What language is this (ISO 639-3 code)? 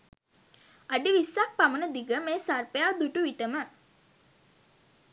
sin